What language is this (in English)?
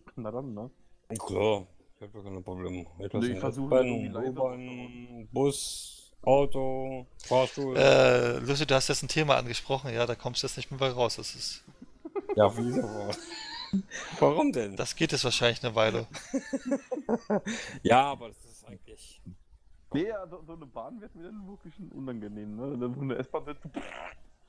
German